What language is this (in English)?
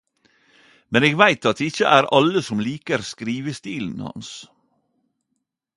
Norwegian Nynorsk